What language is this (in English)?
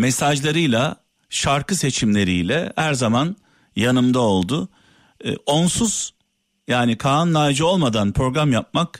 Turkish